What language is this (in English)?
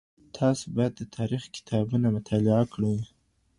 Pashto